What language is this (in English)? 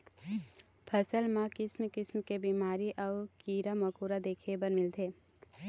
Chhattisgarhi